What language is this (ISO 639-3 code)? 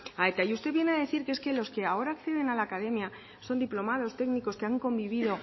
spa